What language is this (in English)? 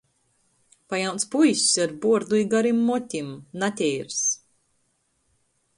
Latgalian